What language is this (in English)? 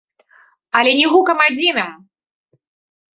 Belarusian